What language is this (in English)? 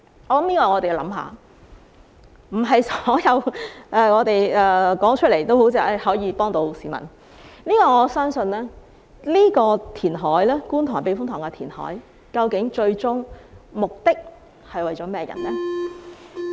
Cantonese